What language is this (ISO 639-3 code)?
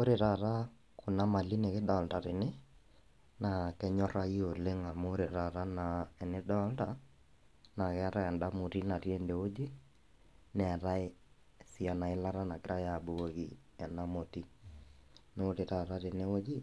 mas